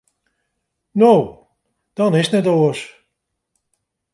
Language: Western Frisian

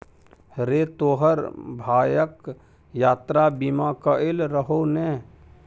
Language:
Maithili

